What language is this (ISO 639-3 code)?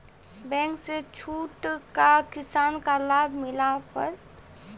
mai